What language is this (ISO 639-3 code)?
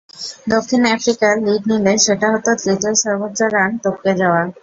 ben